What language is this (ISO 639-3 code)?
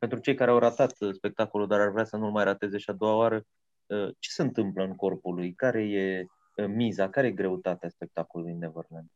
ron